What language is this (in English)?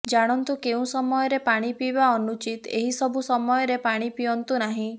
Odia